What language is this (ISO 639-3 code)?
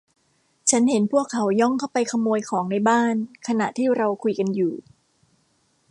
tha